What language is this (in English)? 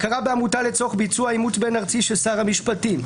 Hebrew